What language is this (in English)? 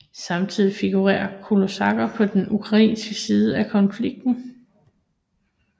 Danish